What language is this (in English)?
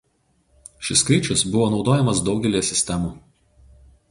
Lithuanian